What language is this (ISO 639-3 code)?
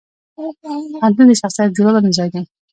pus